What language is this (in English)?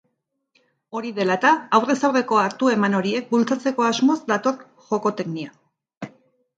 Basque